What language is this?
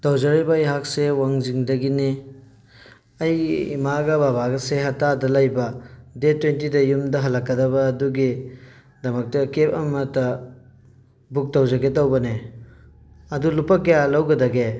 Manipuri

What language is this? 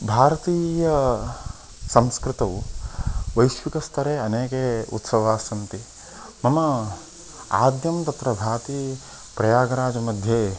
Sanskrit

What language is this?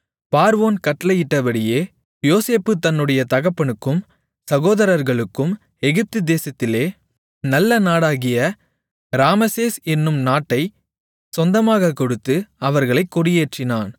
Tamil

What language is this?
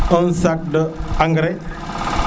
Serer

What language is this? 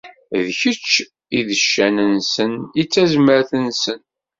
Kabyle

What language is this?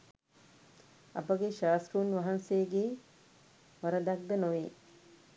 Sinhala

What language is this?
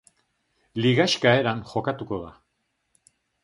Basque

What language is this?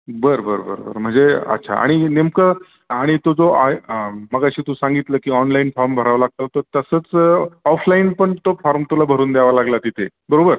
Marathi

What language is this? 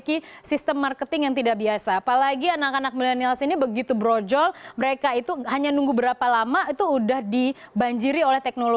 Indonesian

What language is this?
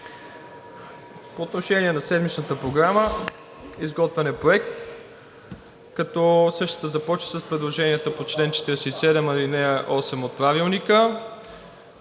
Bulgarian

